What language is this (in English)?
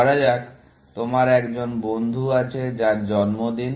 Bangla